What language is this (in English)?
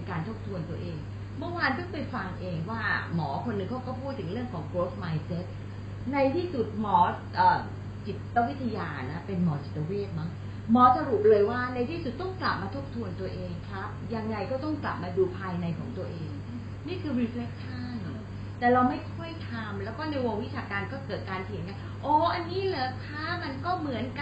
Thai